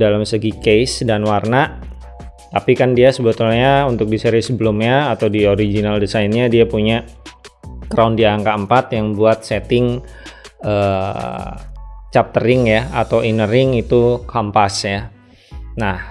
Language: Indonesian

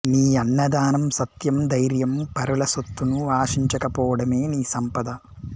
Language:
Telugu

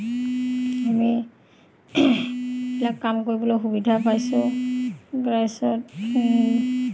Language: Assamese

